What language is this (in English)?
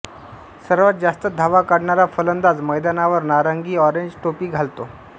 Marathi